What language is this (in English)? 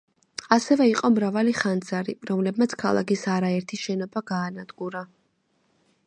Georgian